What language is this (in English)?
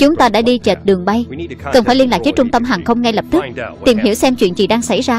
Vietnamese